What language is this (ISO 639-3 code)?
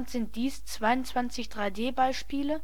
deu